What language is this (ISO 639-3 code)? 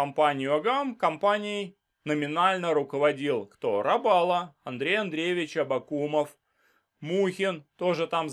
rus